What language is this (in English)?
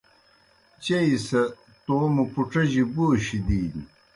Kohistani Shina